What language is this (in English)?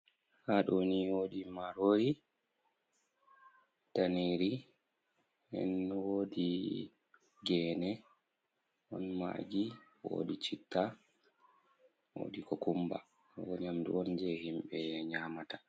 Fula